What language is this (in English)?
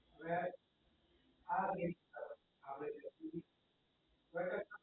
Gujarati